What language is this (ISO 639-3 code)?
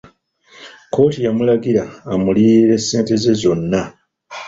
lug